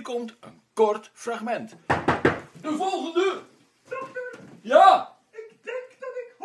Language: Dutch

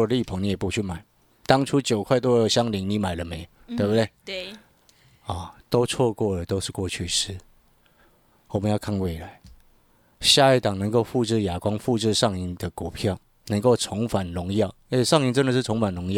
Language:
Chinese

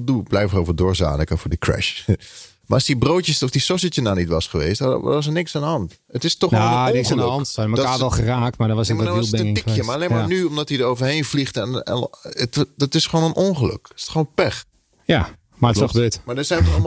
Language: Dutch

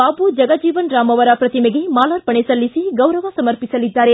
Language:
Kannada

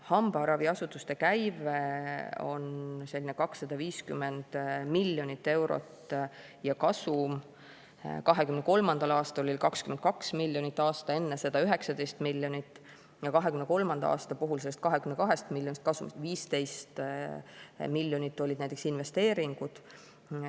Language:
Estonian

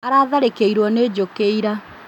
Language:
Kikuyu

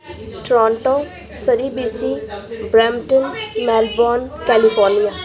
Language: Punjabi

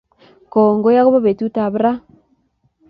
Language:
Kalenjin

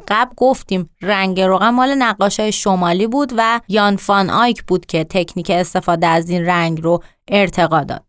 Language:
Persian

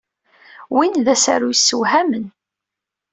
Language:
Kabyle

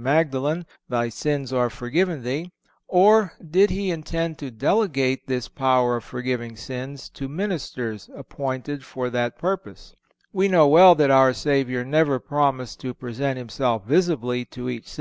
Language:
English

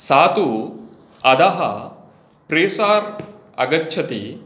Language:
Sanskrit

